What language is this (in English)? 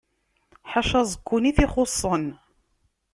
Kabyle